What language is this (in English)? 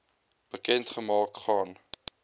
Afrikaans